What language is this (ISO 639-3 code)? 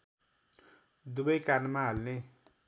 nep